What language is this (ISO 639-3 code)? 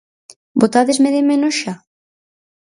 glg